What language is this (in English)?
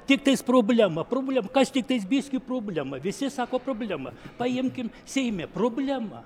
Lithuanian